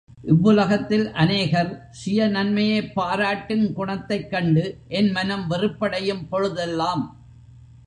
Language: Tamil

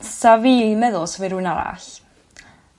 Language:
Welsh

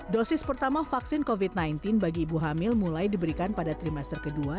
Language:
Indonesian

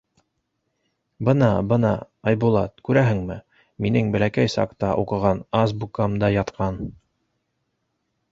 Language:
Bashkir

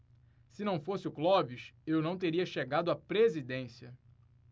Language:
Portuguese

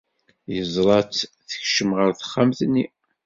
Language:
Kabyle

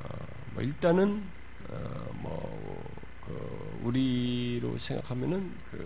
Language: Korean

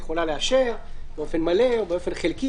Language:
Hebrew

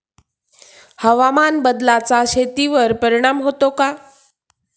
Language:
Marathi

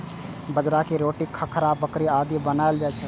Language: Maithili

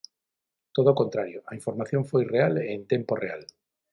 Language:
Galician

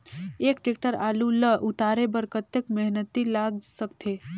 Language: Chhattisgarhi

